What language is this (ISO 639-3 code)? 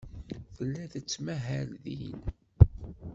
kab